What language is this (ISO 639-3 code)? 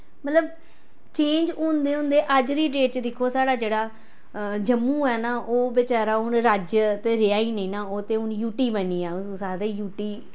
doi